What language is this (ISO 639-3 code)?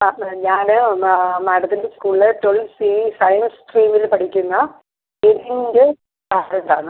mal